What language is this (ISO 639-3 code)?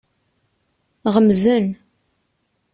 kab